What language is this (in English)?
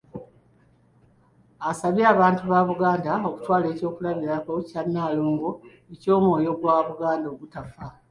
Ganda